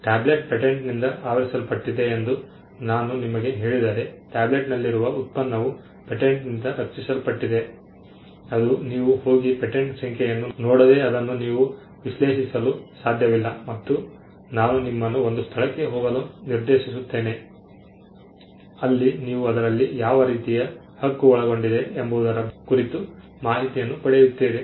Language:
Kannada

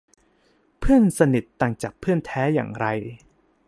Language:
Thai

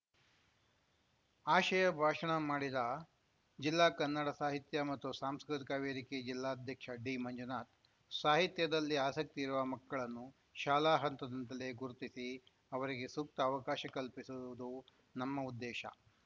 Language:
Kannada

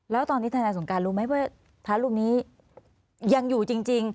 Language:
Thai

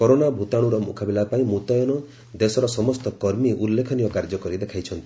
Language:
Odia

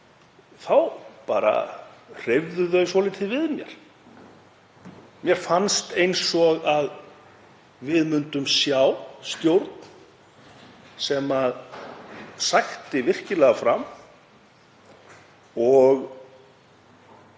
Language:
Icelandic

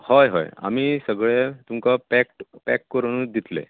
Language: Konkani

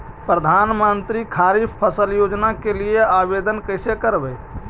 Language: Magahi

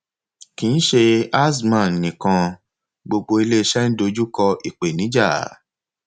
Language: Yoruba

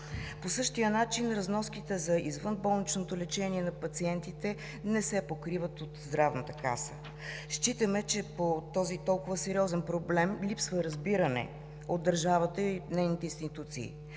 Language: Bulgarian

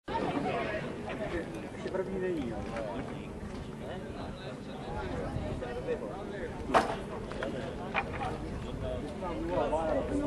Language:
Czech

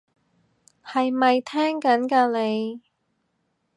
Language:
Cantonese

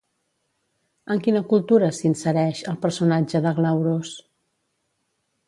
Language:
Catalan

